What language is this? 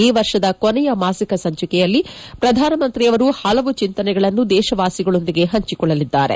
Kannada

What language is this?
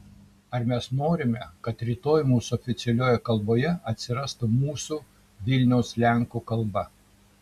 Lithuanian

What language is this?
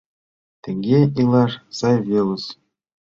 Mari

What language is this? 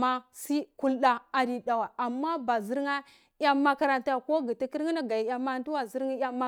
Cibak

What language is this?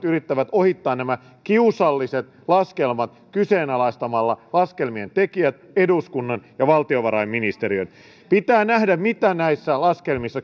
Finnish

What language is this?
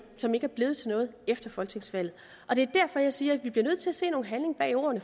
Danish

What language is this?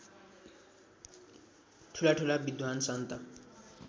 Nepali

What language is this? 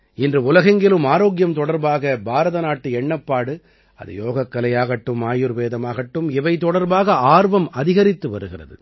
Tamil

